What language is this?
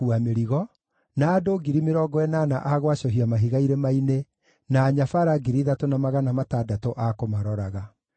Kikuyu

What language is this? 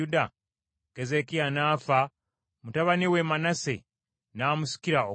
Ganda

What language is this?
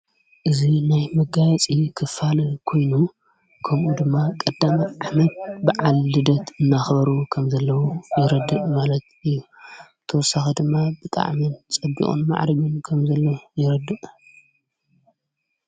Tigrinya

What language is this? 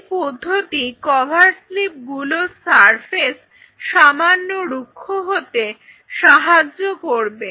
Bangla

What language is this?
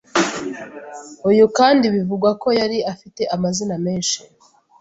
Kinyarwanda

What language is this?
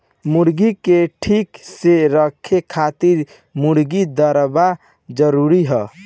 Bhojpuri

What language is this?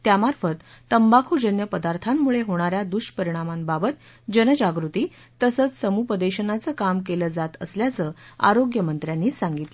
Marathi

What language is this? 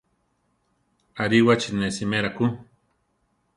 Central Tarahumara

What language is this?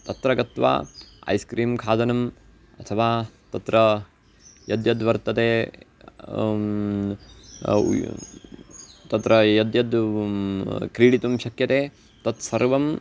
Sanskrit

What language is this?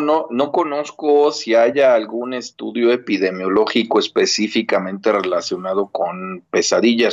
Spanish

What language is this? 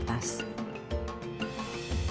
Indonesian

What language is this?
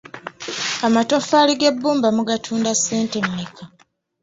Ganda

